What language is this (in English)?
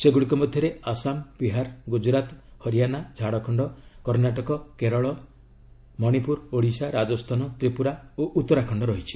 Odia